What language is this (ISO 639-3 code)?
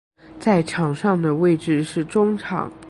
zho